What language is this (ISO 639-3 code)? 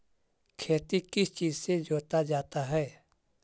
mag